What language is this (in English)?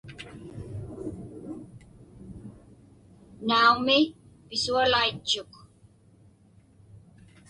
Inupiaq